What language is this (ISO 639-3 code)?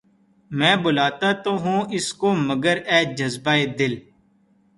urd